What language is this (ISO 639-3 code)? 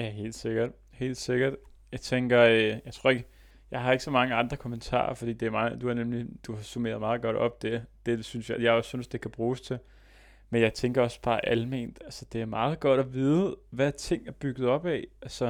dan